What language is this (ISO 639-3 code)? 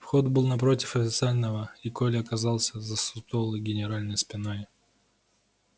rus